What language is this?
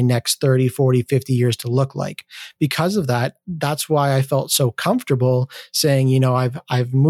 English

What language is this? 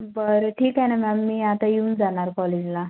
Marathi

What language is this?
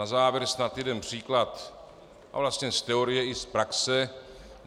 Czech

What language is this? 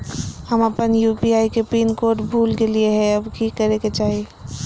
Magahi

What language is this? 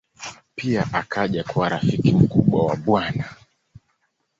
Swahili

